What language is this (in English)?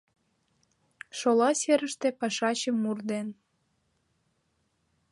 Mari